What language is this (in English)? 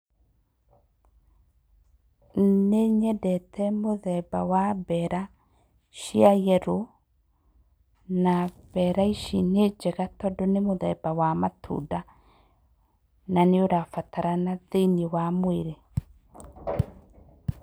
Kikuyu